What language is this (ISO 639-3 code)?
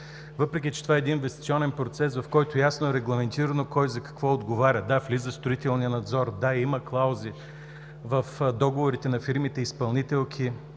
bul